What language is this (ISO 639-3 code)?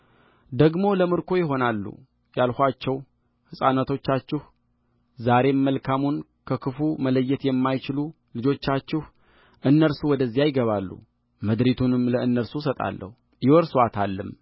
amh